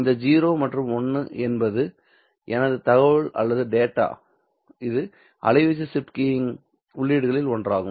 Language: Tamil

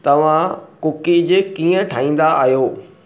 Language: Sindhi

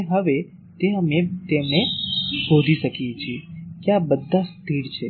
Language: Gujarati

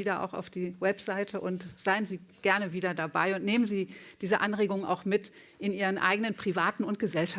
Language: German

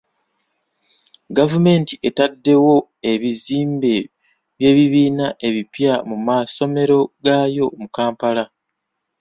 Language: Ganda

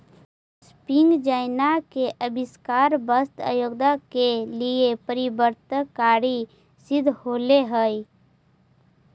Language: Magahi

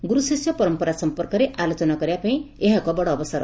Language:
Odia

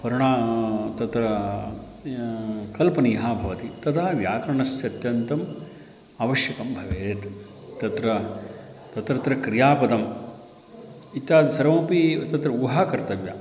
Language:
Sanskrit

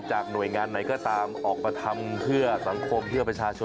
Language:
Thai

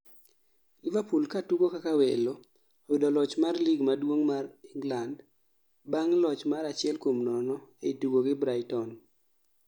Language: Luo (Kenya and Tanzania)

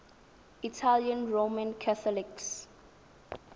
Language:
Tswana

